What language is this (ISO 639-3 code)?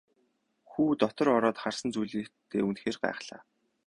mon